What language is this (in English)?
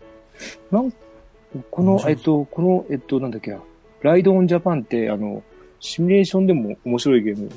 Japanese